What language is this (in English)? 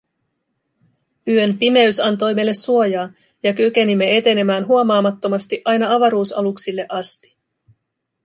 Finnish